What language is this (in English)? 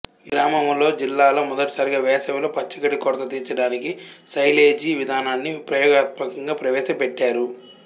Telugu